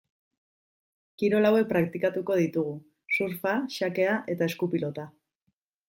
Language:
Basque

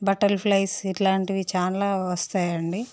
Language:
Telugu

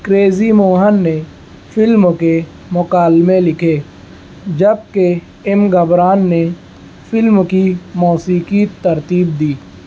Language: Urdu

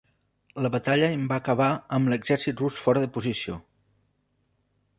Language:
Catalan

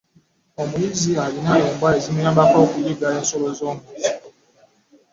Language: Ganda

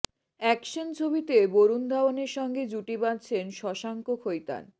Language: Bangla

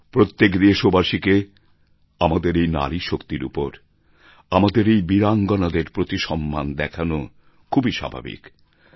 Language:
Bangla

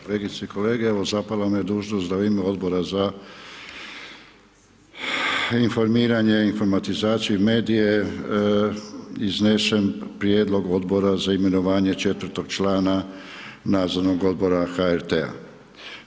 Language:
Croatian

